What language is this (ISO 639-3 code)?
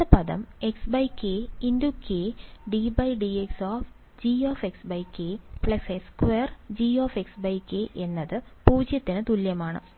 mal